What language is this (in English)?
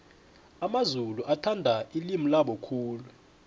South Ndebele